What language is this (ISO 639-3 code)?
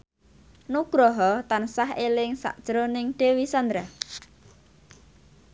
jav